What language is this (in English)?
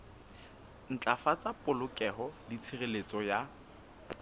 Southern Sotho